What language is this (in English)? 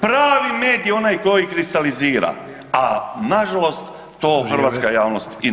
Croatian